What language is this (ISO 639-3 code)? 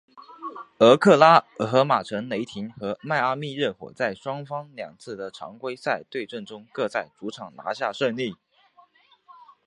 zho